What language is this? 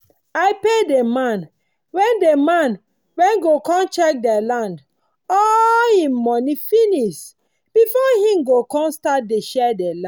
Nigerian Pidgin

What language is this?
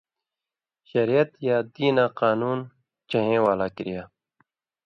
Indus Kohistani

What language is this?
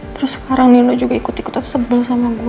Indonesian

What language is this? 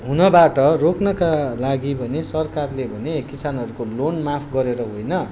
Nepali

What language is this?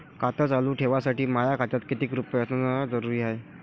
Marathi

